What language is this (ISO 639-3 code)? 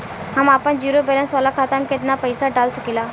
bho